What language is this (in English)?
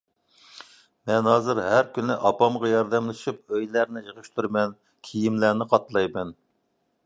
Uyghur